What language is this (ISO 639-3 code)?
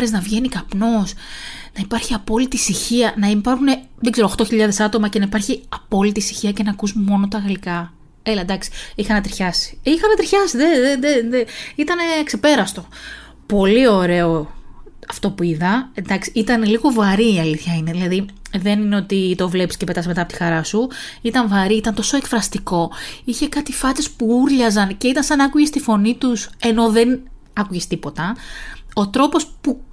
ell